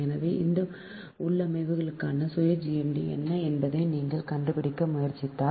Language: Tamil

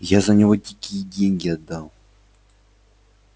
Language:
Russian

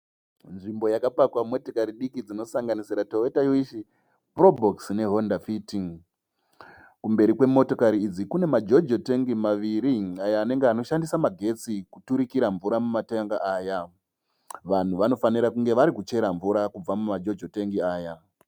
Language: Shona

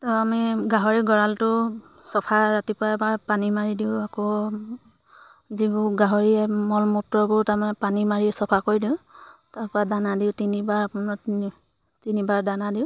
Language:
Assamese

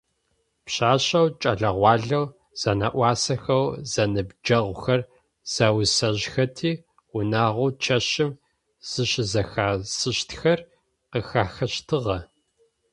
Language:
Adyghe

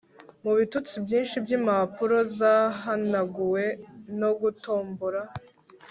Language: Kinyarwanda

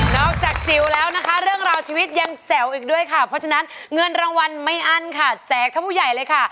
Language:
Thai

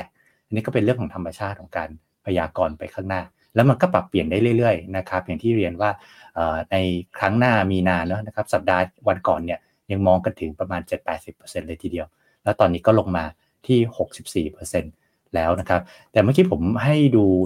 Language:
Thai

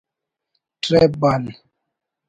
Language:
Brahui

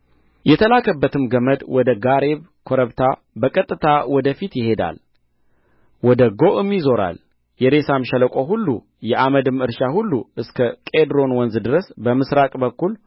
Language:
Amharic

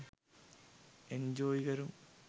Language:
Sinhala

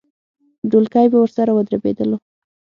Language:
Pashto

